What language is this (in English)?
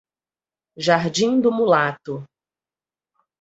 Portuguese